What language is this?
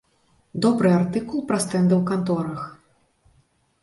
Belarusian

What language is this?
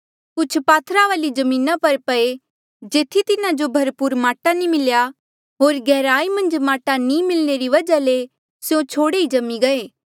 Mandeali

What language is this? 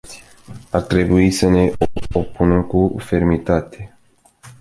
Romanian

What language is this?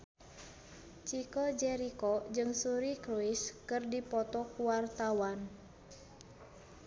Sundanese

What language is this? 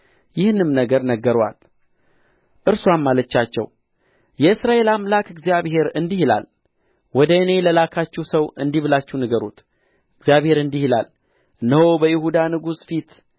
Amharic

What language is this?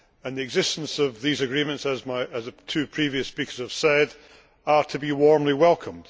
English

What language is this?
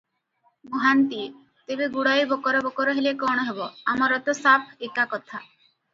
Odia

